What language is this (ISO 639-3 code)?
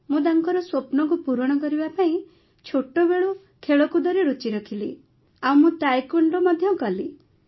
ori